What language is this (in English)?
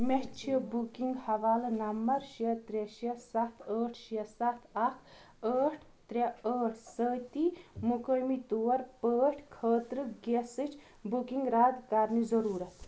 Kashmiri